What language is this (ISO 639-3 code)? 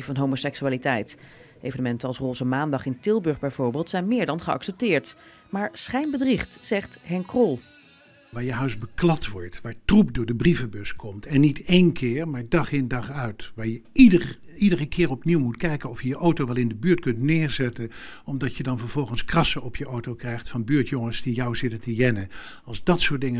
nld